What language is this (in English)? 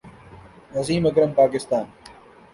Urdu